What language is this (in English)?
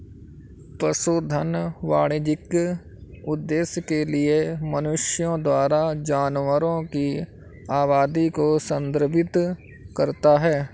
Hindi